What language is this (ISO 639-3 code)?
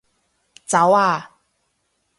yue